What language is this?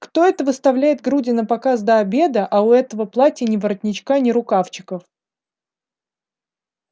Russian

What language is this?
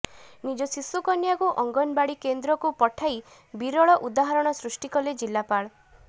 Odia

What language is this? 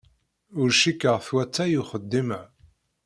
Kabyle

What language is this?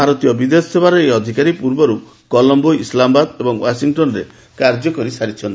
Odia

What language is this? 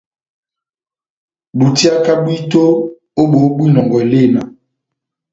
Batanga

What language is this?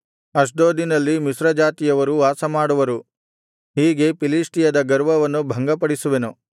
Kannada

